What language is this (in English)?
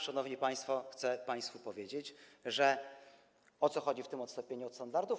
Polish